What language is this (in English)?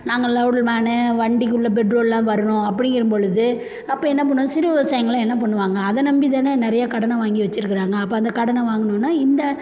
Tamil